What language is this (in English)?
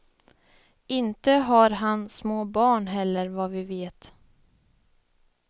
Swedish